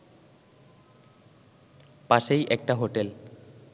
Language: Bangla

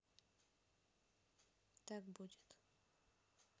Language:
Russian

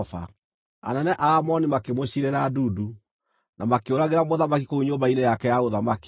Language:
Kikuyu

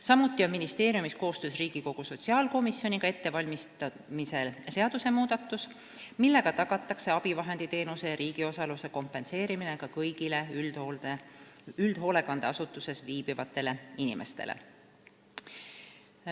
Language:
Estonian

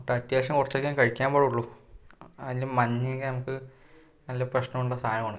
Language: Malayalam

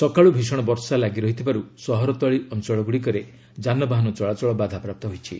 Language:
Odia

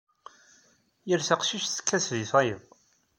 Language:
Kabyle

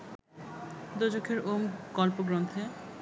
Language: Bangla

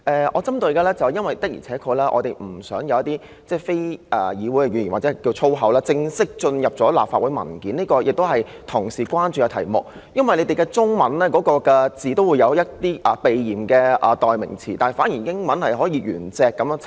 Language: Cantonese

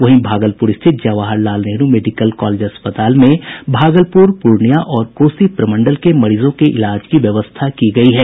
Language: Hindi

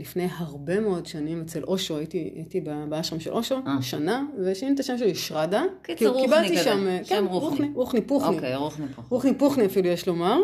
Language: Hebrew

